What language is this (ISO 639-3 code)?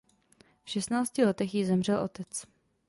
ces